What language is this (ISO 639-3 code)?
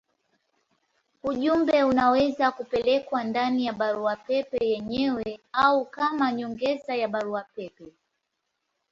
swa